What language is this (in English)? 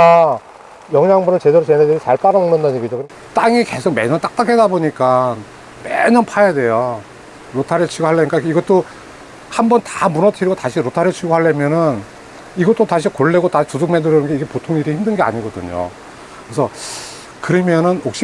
Korean